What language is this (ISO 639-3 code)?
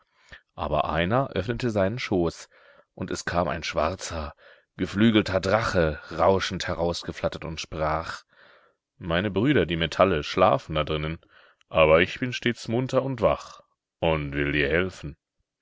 deu